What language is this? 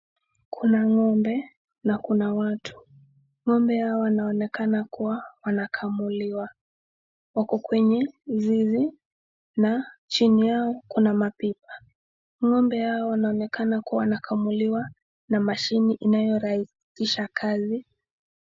Swahili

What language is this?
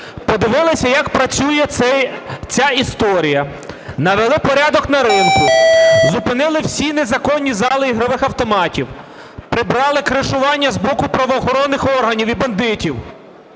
Ukrainian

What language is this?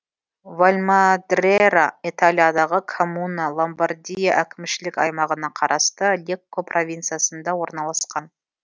Kazakh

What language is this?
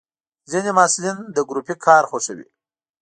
Pashto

